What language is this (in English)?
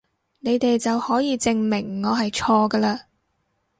Cantonese